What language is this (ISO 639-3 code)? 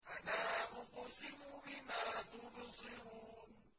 ara